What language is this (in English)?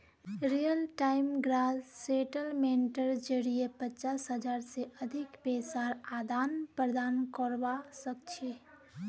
Magahi